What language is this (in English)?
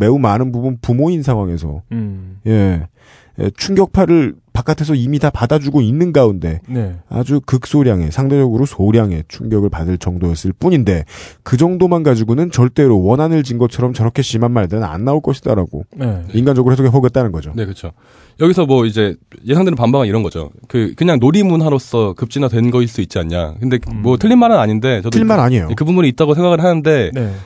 Korean